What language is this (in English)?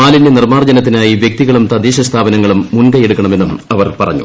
Malayalam